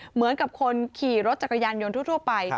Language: Thai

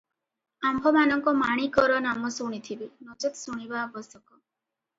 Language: Odia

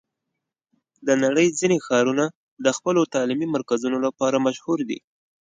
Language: Pashto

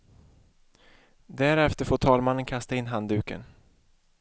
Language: Swedish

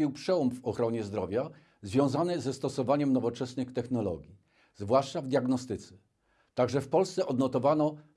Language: Polish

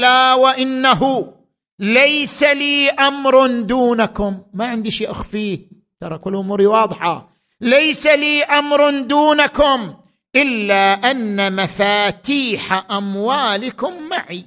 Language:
Arabic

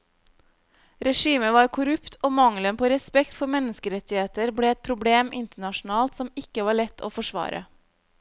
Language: Norwegian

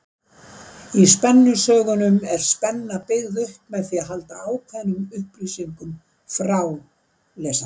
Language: Icelandic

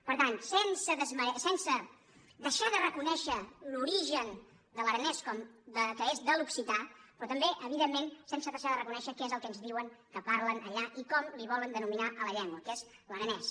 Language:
Catalan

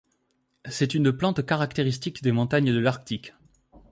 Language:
French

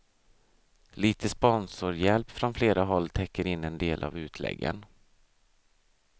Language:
Swedish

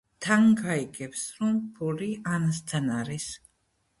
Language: Georgian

